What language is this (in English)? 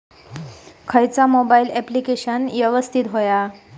Marathi